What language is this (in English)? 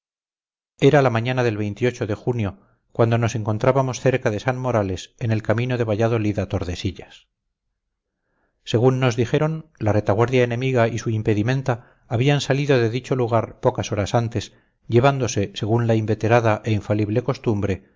Spanish